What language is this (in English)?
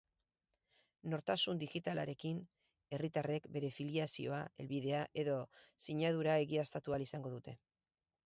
Basque